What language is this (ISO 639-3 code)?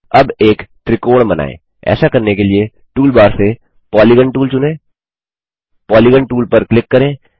hin